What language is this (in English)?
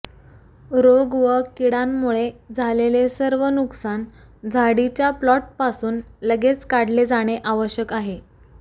Marathi